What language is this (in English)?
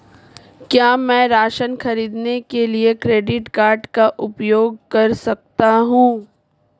Hindi